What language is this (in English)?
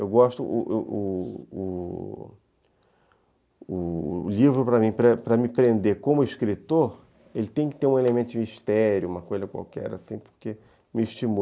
Portuguese